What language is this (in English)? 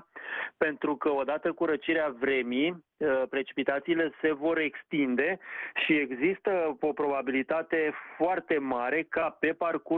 Romanian